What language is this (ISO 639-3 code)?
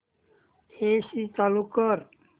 mar